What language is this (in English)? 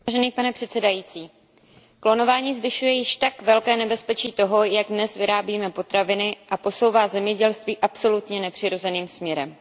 Czech